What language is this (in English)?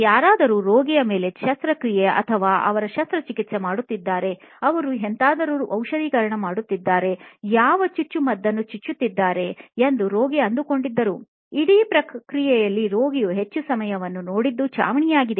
Kannada